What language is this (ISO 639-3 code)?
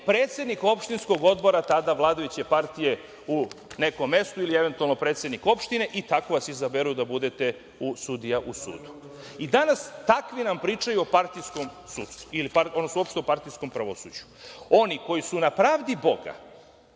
srp